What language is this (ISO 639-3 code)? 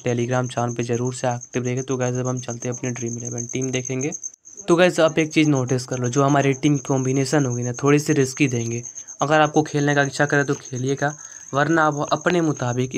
hin